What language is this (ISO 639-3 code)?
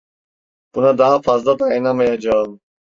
tur